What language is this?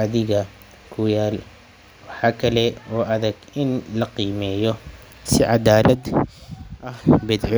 Somali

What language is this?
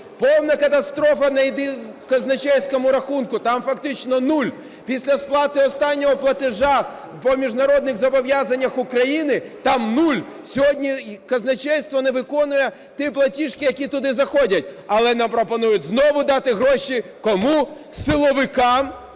Ukrainian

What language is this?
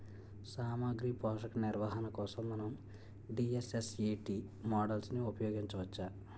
Telugu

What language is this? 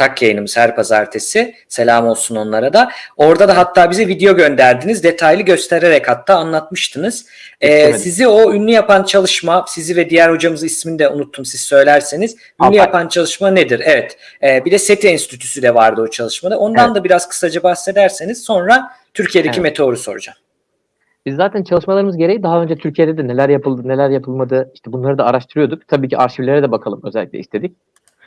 Turkish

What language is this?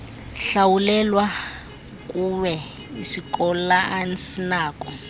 Xhosa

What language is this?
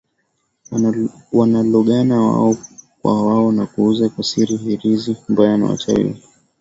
Swahili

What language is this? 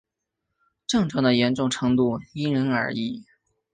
Chinese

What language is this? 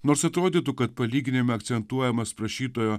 Lithuanian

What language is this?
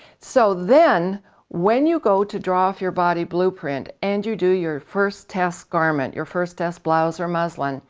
English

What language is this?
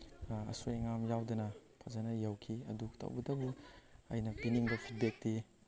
Manipuri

